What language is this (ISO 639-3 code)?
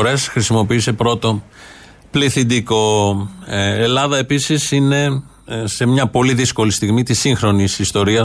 ell